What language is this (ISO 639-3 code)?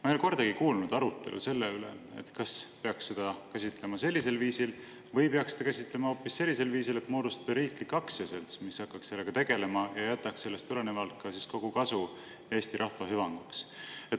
est